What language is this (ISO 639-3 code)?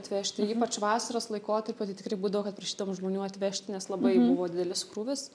lit